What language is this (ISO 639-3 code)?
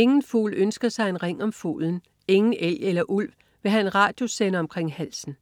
dan